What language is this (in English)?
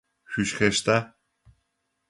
Adyghe